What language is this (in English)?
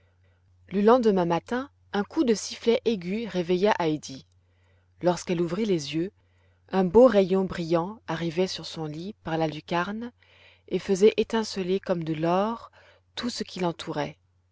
French